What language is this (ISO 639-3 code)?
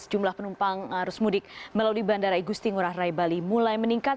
ind